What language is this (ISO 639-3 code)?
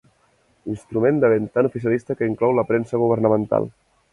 cat